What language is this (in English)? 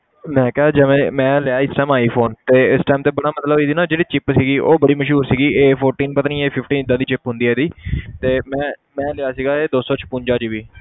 Punjabi